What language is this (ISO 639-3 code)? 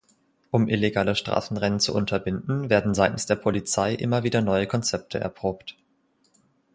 deu